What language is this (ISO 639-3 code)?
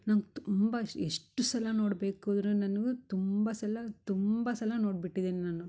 kan